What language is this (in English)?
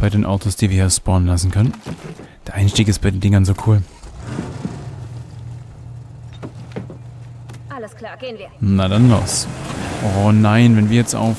German